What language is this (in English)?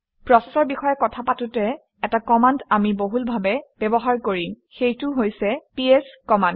Assamese